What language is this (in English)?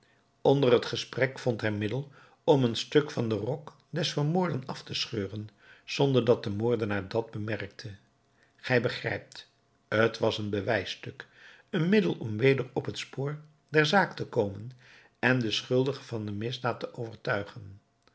Dutch